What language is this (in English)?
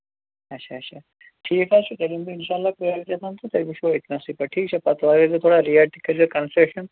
Kashmiri